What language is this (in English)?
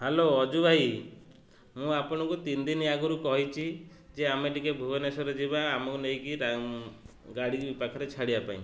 Odia